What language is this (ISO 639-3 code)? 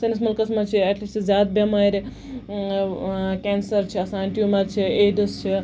kas